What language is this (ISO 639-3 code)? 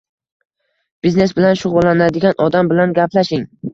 uzb